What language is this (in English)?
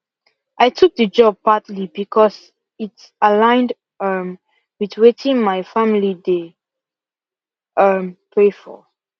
Nigerian Pidgin